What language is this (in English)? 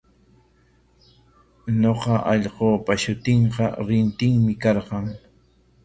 Corongo Ancash Quechua